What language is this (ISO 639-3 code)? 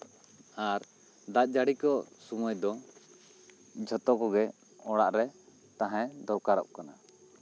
sat